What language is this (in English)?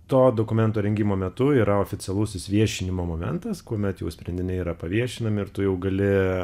Lithuanian